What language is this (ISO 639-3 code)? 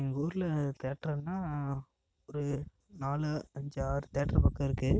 tam